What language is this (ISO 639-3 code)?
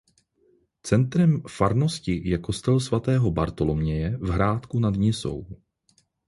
ces